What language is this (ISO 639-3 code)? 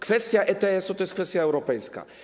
pol